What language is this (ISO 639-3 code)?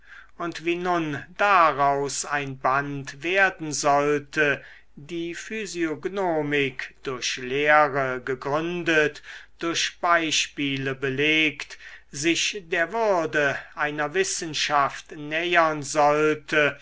deu